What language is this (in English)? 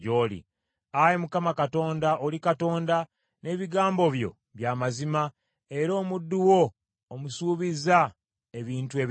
Ganda